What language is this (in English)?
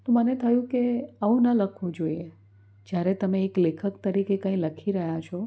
Gujarati